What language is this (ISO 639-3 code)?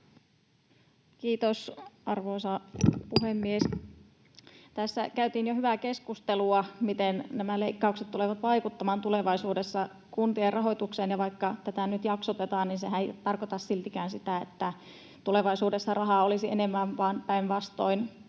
fin